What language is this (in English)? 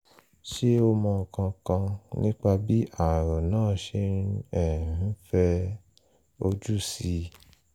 Yoruba